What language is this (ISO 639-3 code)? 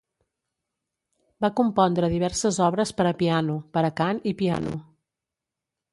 cat